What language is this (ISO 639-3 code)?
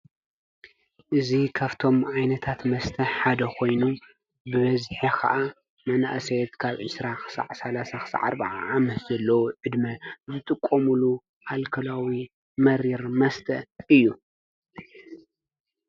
tir